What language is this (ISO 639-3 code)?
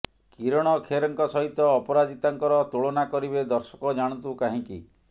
ori